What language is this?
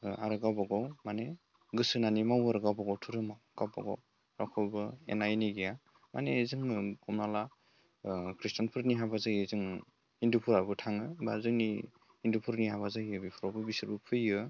Bodo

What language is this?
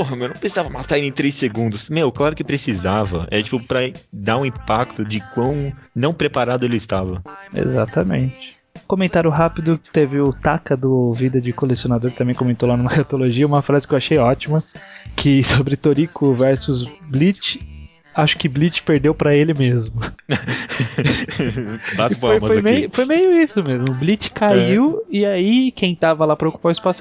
Portuguese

